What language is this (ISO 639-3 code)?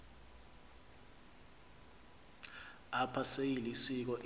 xho